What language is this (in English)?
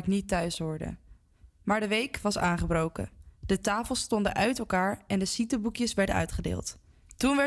Dutch